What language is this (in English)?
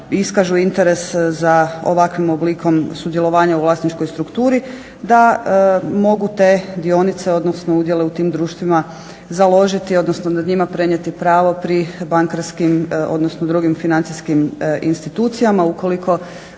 Croatian